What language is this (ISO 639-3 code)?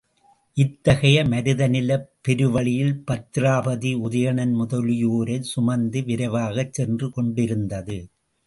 tam